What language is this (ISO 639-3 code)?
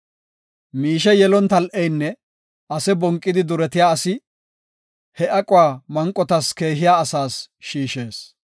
gof